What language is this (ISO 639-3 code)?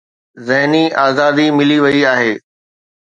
snd